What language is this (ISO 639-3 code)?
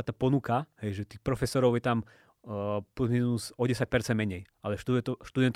slk